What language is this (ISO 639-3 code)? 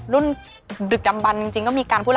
tha